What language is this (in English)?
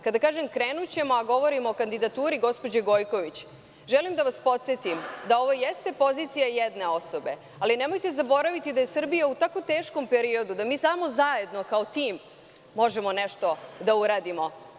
Serbian